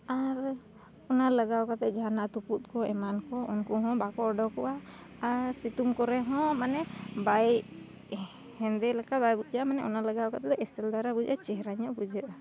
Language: Santali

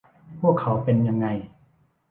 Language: Thai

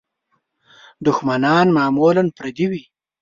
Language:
Pashto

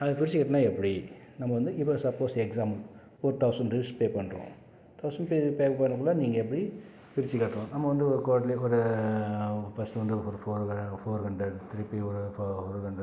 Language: Tamil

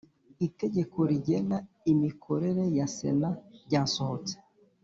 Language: Kinyarwanda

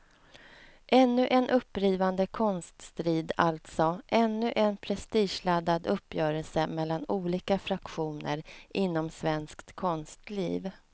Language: Swedish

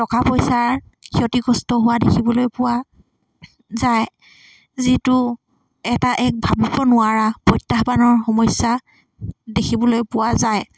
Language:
Assamese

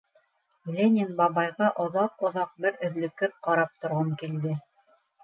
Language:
Bashkir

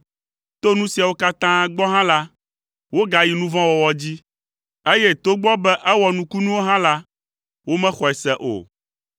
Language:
Ewe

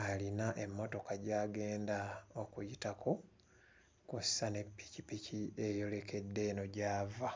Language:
Ganda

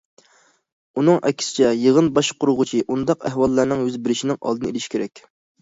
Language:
Uyghur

